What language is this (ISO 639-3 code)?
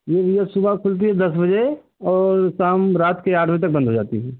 hin